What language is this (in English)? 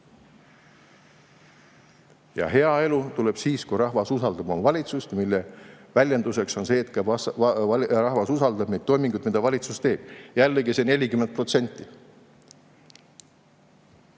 Estonian